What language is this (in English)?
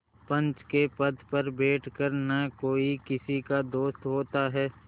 Hindi